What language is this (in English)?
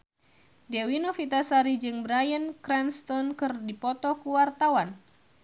Sundanese